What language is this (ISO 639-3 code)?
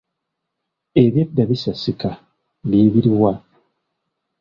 lug